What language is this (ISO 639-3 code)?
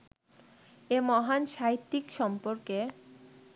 ben